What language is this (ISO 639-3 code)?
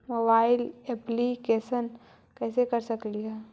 mag